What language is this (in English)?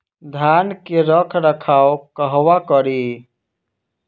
Bhojpuri